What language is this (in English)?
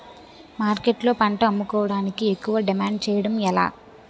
Telugu